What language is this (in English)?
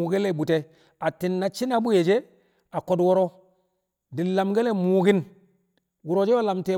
Kamo